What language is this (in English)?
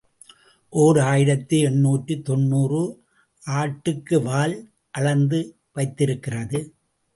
Tamil